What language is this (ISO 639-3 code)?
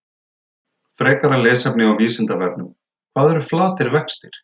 isl